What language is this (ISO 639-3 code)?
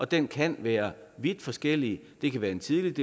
dan